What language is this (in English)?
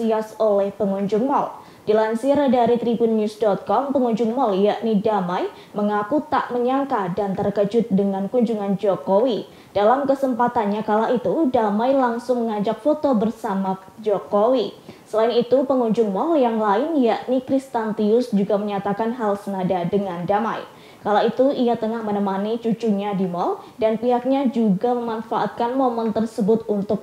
Indonesian